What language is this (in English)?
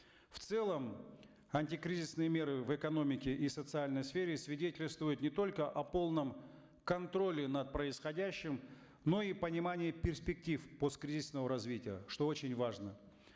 Kazakh